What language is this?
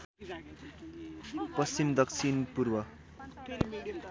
Nepali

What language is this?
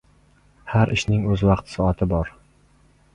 Uzbek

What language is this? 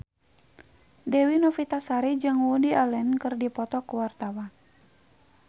Sundanese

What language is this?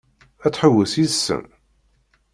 Kabyle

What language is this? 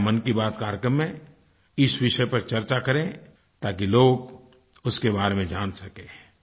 Hindi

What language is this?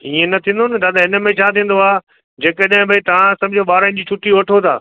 Sindhi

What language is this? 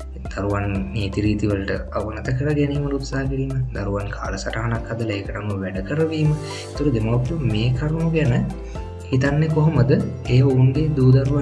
Indonesian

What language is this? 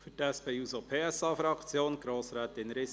Swiss German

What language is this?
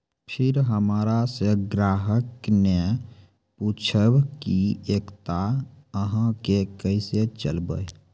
Maithili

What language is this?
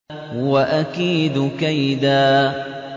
Arabic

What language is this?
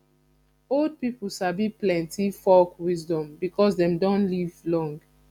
Nigerian Pidgin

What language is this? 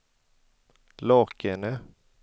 Swedish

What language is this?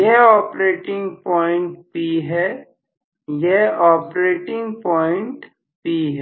Hindi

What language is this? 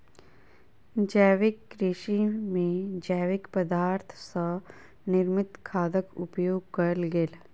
Maithili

